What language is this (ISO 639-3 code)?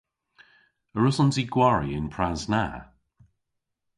cor